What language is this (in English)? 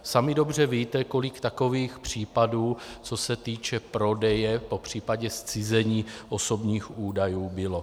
Czech